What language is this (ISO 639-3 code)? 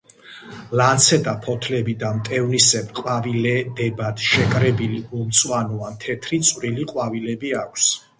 kat